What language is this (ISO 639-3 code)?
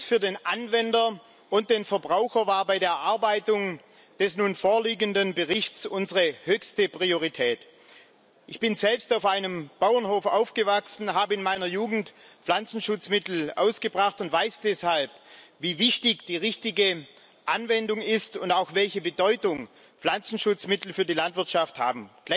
deu